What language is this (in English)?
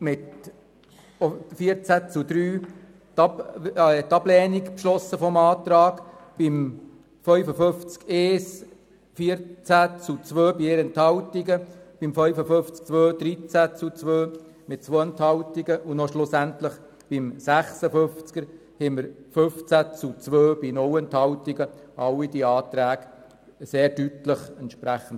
Swiss German